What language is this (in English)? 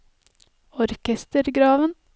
Norwegian